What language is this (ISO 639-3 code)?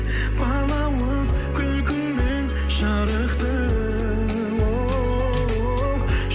kaz